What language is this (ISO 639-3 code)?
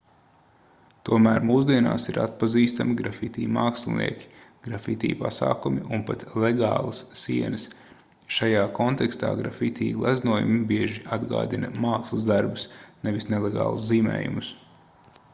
lav